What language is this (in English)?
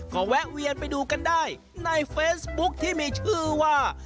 Thai